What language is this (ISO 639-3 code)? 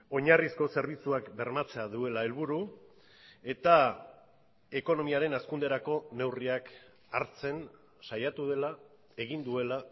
eus